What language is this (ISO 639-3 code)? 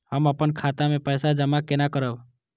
mai